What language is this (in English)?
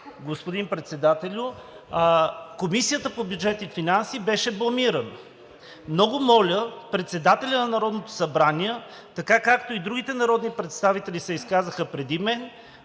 Bulgarian